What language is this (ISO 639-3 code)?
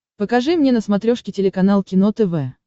rus